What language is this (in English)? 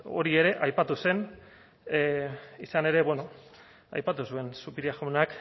Basque